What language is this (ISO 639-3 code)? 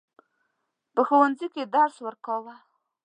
pus